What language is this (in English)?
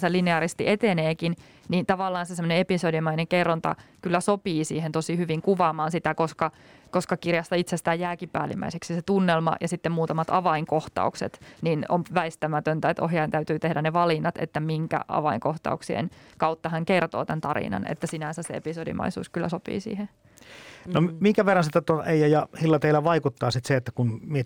Finnish